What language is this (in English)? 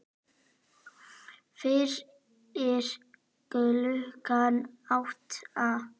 Icelandic